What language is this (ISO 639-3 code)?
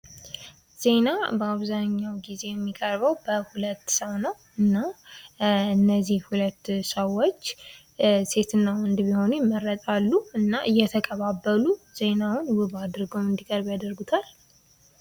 amh